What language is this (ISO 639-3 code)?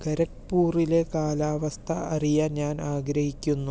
mal